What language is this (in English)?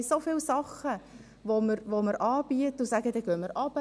Swiss German